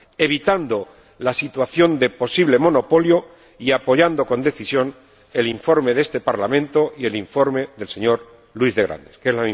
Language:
Spanish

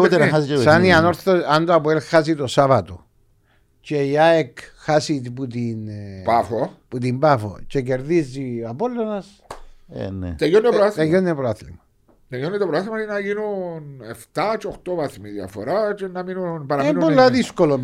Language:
Greek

